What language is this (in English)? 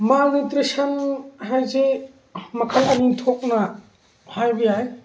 Manipuri